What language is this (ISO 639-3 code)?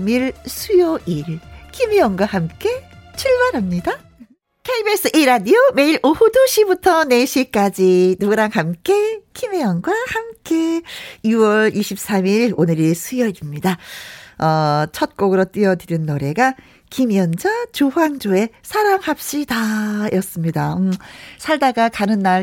kor